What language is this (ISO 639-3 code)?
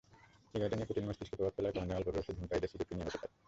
ben